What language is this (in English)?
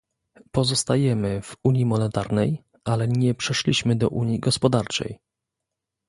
Polish